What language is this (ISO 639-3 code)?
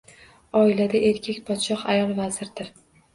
uzb